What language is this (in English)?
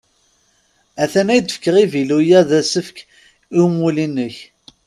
Kabyle